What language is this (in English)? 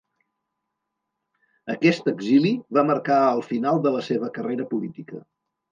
Catalan